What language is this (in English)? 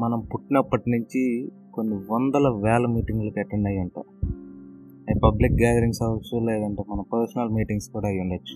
Telugu